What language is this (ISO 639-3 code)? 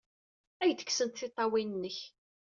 kab